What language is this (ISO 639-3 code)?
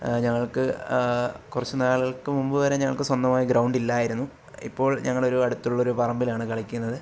mal